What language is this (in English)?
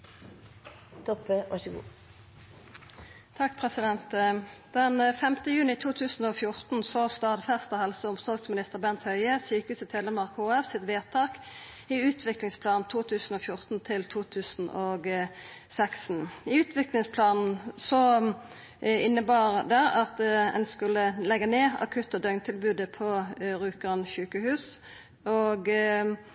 Norwegian Nynorsk